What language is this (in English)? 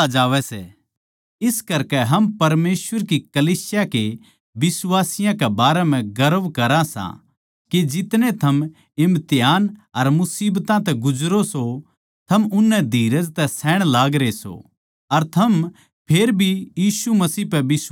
Haryanvi